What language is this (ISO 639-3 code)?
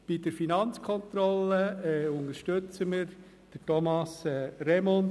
gsw